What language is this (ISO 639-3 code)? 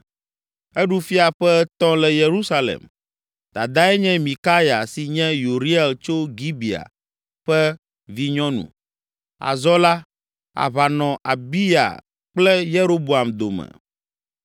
ewe